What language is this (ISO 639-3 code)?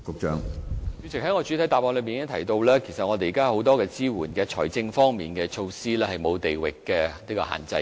yue